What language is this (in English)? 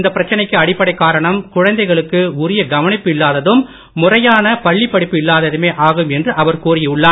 Tamil